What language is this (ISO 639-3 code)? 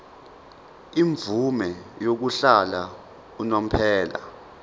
zul